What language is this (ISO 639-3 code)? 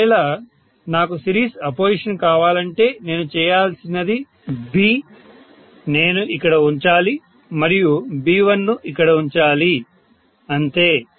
tel